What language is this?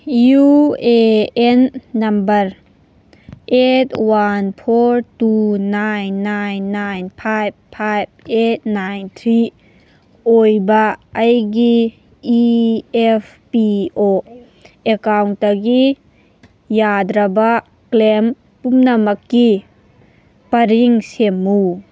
Manipuri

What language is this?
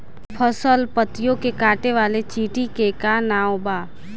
Bhojpuri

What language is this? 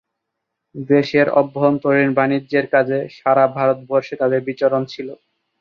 Bangla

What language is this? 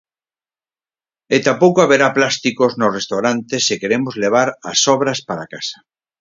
Galician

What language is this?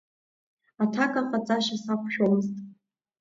Abkhazian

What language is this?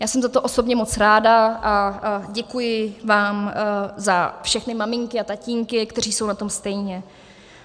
Czech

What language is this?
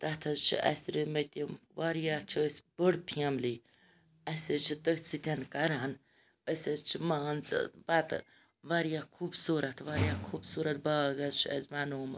Kashmiri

